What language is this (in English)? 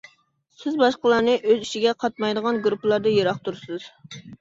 Uyghur